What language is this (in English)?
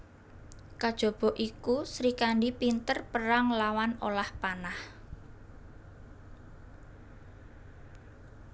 Javanese